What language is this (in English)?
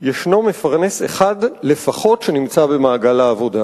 Hebrew